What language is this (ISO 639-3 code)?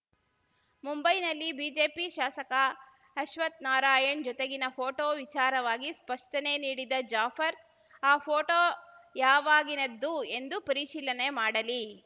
kan